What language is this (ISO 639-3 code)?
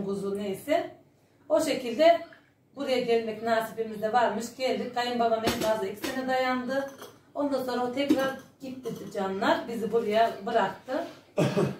tur